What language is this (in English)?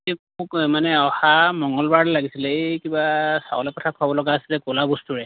Assamese